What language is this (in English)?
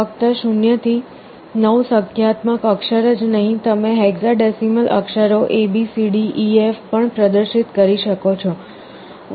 Gujarati